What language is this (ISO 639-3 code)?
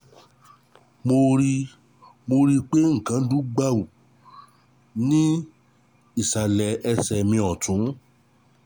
yor